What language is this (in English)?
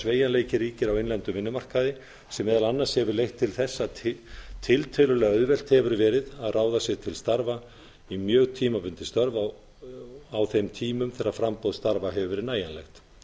Icelandic